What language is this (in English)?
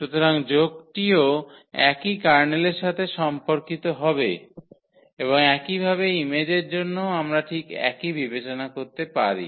Bangla